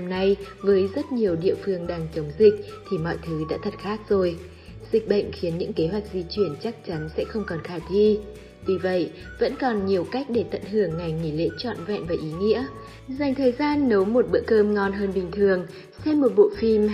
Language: Vietnamese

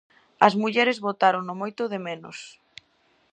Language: Galician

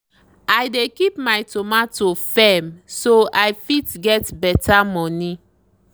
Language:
Nigerian Pidgin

